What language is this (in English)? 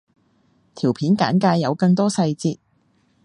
Cantonese